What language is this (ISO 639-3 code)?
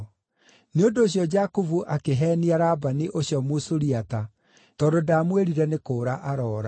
kik